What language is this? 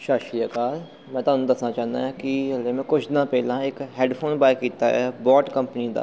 Punjabi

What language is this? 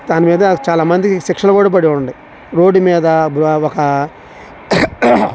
Telugu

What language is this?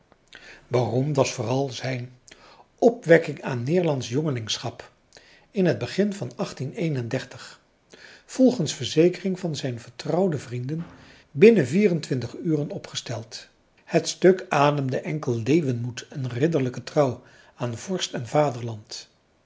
Dutch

